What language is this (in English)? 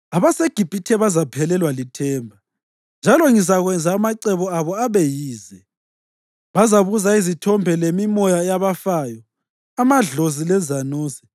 North Ndebele